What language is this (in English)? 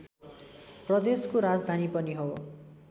Nepali